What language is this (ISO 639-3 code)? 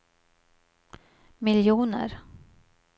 swe